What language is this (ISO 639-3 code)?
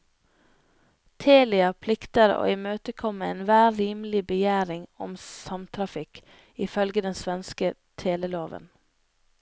nor